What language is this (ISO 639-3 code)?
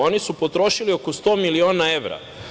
srp